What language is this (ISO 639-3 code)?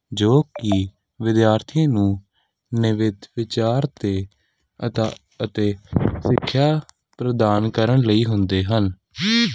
pan